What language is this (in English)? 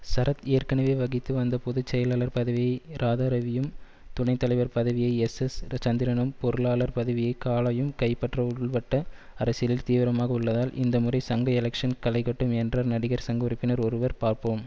Tamil